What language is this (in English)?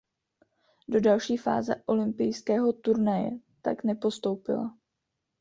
Czech